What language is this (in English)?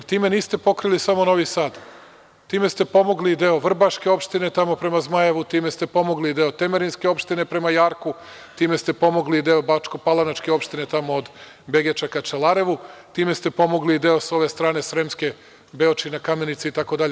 Serbian